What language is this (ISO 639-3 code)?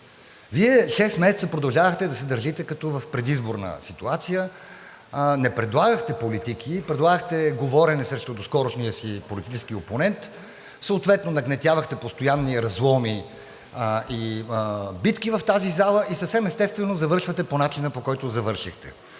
bul